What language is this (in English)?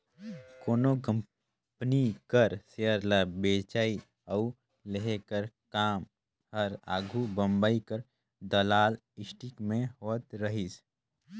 Chhattisgarhi